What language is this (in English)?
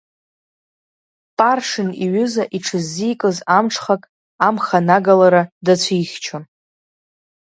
Abkhazian